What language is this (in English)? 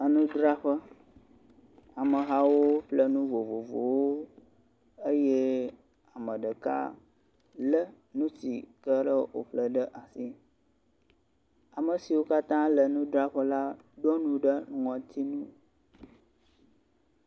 Ewe